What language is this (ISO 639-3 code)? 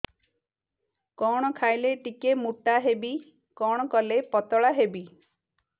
ori